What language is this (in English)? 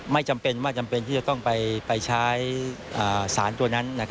Thai